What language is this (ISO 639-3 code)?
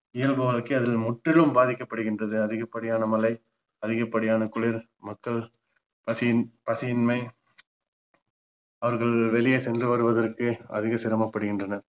tam